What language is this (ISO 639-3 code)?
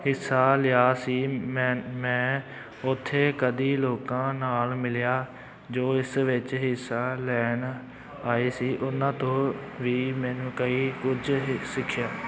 pan